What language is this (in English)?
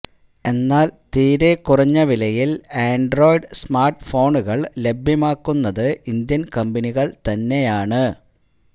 Malayalam